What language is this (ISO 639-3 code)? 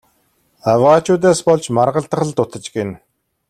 mon